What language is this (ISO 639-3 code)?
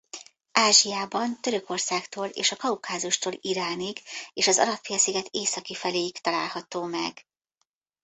hun